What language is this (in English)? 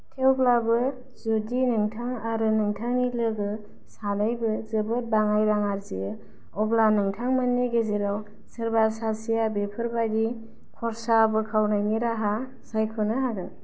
Bodo